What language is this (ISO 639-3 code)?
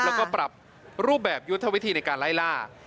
tha